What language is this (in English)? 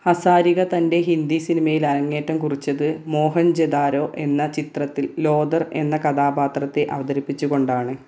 Malayalam